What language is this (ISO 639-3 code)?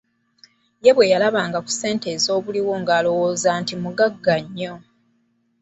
lug